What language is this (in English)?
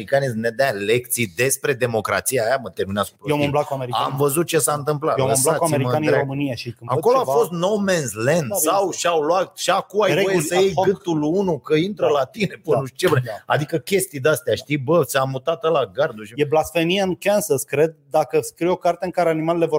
Romanian